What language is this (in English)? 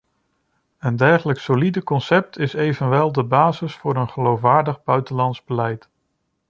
Dutch